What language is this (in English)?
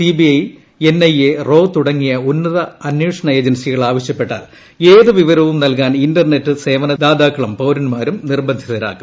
Malayalam